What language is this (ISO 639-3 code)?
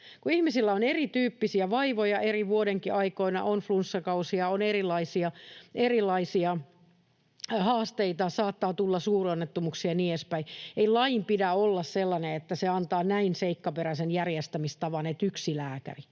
fin